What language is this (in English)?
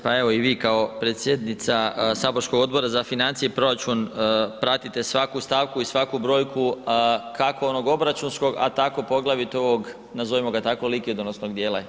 Croatian